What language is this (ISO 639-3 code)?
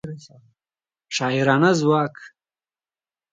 pus